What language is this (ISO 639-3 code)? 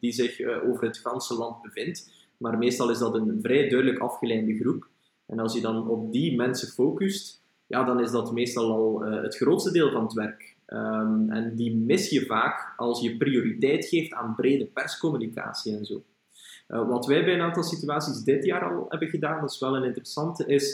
nld